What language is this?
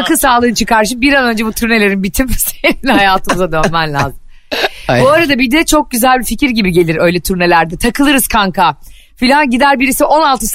Turkish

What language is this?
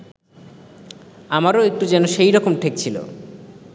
Bangla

